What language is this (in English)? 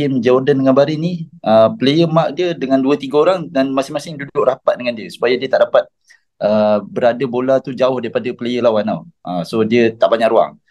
Malay